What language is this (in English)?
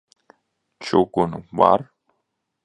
Latvian